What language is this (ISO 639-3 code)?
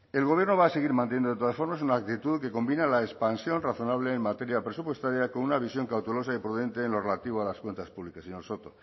spa